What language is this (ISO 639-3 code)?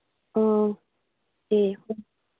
mni